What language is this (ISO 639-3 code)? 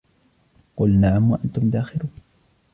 ara